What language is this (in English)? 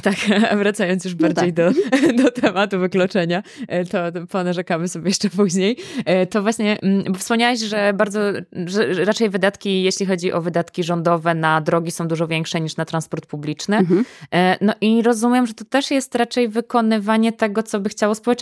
Polish